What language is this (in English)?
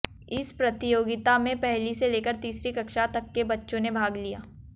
Hindi